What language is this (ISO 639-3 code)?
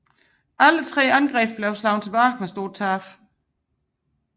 dan